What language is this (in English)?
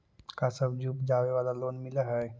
Magahi